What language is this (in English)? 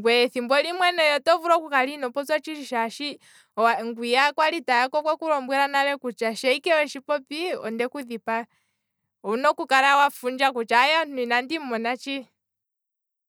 Kwambi